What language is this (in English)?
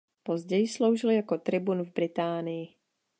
Czech